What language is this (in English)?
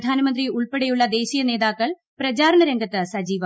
Malayalam